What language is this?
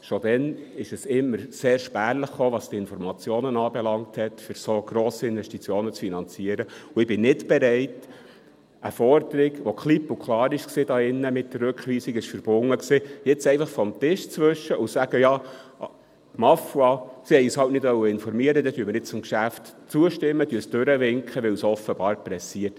Swiss German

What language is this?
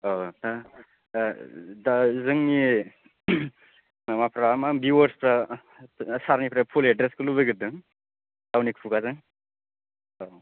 Bodo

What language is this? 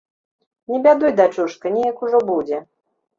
Belarusian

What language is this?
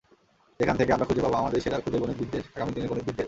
Bangla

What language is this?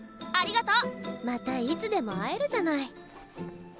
Japanese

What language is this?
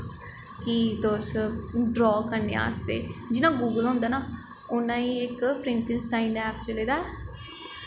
Dogri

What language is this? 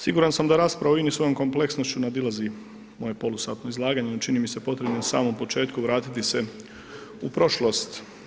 Croatian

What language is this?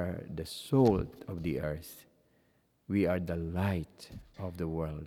English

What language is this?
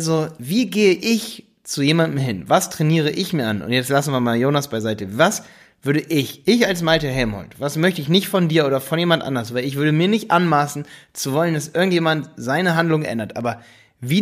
German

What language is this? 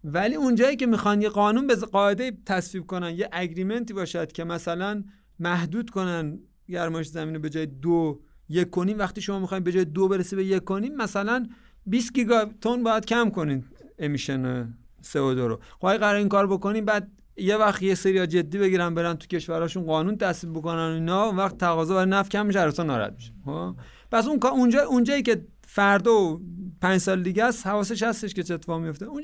Persian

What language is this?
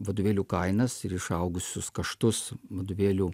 Lithuanian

